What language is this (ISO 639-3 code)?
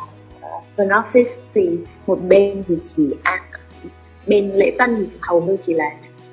vie